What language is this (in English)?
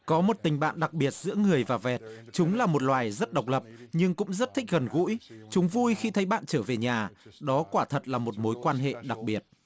Vietnamese